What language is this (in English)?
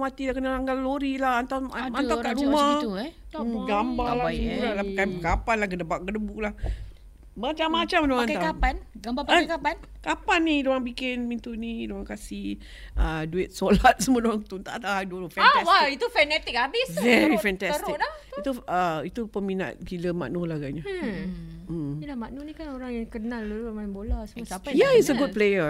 Malay